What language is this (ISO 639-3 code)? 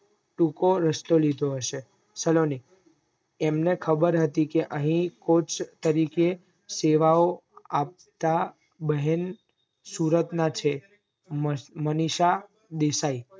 guj